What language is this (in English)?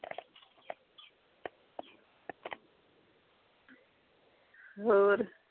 Punjabi